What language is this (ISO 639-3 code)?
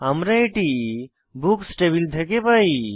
ben